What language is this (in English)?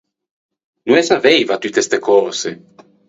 Ligurian